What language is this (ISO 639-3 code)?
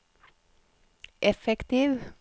nor